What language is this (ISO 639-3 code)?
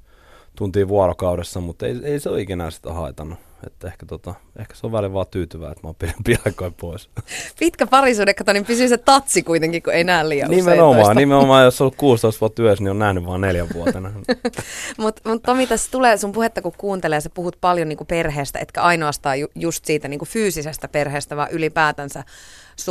fin